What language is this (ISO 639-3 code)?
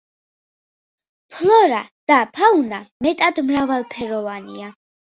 kat